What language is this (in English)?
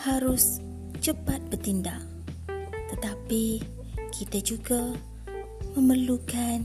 Malay